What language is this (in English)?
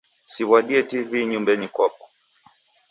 Taita